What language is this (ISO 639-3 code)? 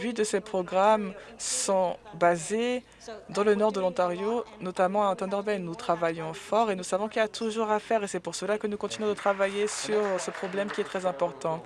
fra